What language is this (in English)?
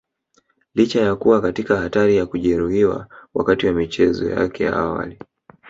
Swahili